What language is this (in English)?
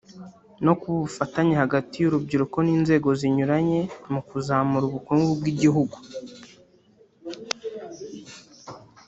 Kinyarwanda